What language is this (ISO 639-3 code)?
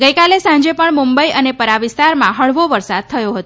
guj